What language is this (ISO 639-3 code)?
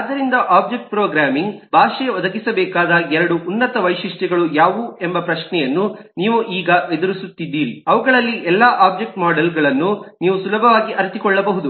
kan